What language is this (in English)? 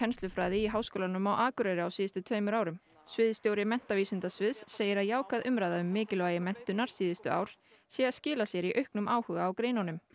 Icelandic